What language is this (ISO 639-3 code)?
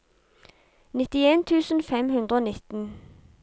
nor